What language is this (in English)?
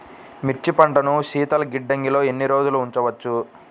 Telugu